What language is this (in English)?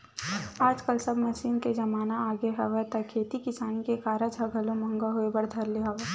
Chhattisgarhi